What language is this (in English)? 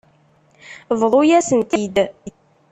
Kabyle